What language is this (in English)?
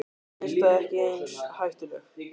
Icelandic